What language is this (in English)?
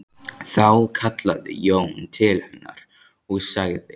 Icelandic